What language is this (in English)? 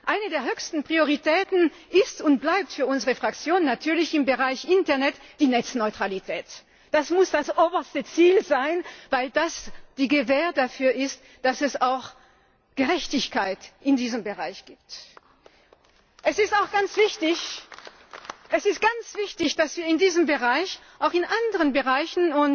German